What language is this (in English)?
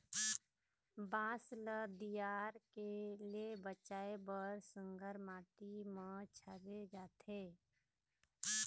Chhattisgarhi